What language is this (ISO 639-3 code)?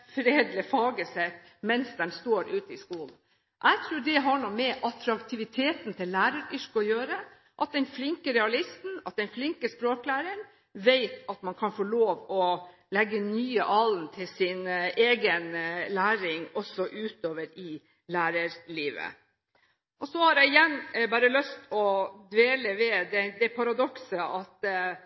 nob